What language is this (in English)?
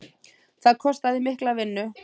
Icelandic